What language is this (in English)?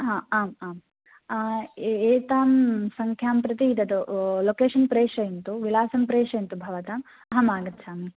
Sanskrit